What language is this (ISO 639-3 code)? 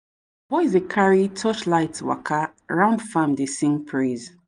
pcm